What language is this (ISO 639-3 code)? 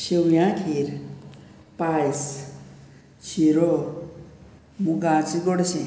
kok